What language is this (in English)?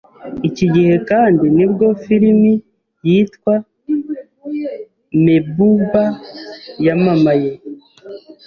Kinyarwanda